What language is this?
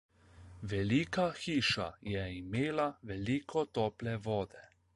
Slovenian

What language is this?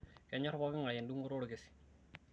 Masai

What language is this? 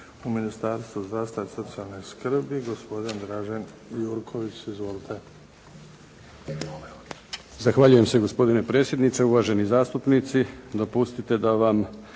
Croatian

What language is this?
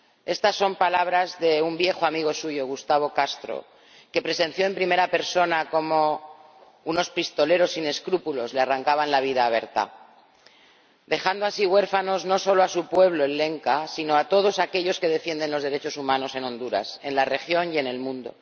Spanish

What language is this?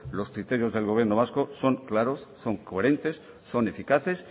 Spanish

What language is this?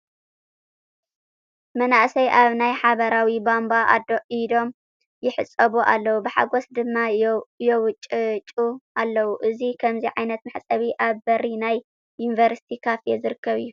Tigrinya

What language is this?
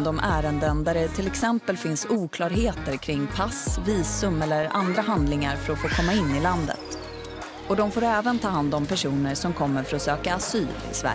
Swedish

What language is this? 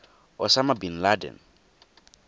Tswana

